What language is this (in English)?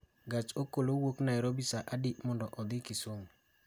Luo (Kenya and Tanzania)